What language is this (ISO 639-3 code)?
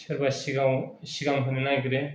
brx